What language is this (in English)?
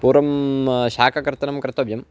Sanskrit